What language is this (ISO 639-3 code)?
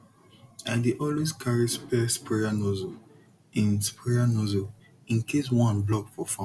pcm